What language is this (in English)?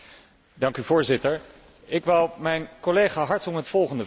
Dutch